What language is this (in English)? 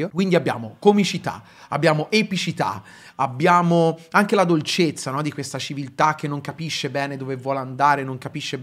Italian